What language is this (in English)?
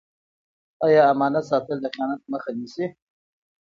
Pashto